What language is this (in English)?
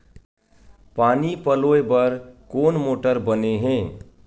Chhattisgarhi